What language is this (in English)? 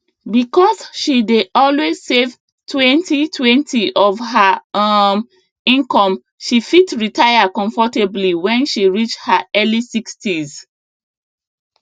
Nigerian Pidgin